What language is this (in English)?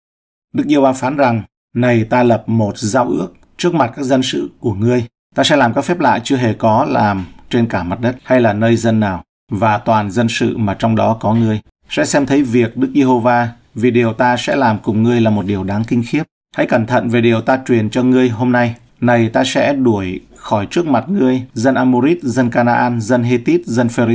Vietnamese